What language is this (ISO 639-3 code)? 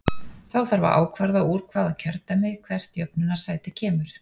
isl